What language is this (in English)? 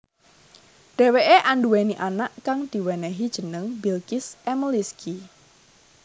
Javanese